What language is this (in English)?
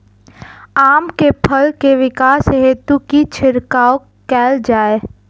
Maithili